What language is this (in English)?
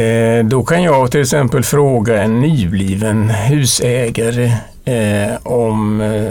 Swedish